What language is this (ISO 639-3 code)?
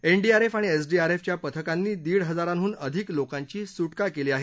mar